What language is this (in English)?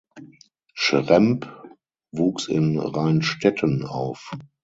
German